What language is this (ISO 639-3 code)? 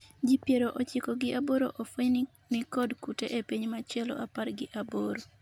luo